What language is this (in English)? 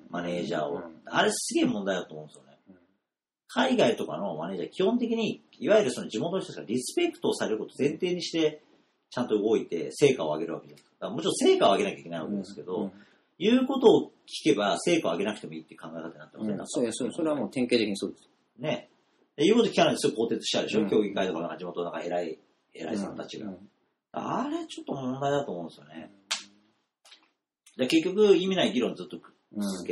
Japanese